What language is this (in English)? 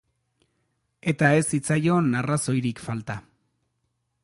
Basque